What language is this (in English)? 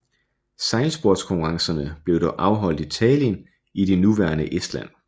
Danish